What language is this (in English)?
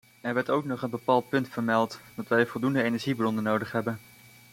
Dutch